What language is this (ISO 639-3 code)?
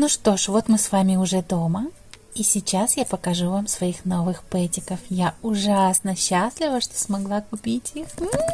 rus